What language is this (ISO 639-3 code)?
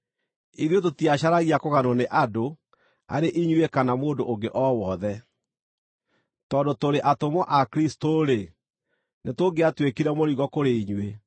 kik